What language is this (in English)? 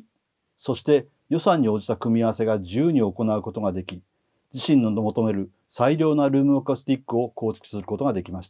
Japanese